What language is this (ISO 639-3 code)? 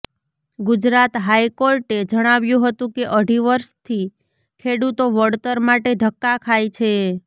guj